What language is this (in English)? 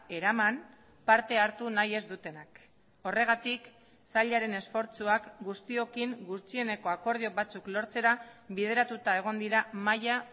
Basque